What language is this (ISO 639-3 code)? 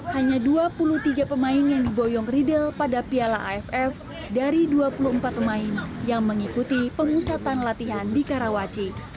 ind